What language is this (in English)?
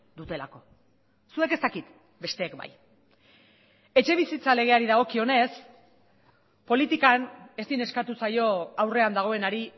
Basque